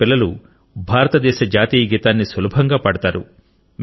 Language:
Telugu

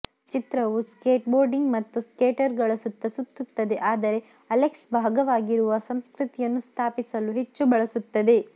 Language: Kannada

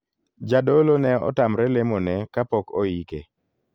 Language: Luo (Kenya and Tanzania)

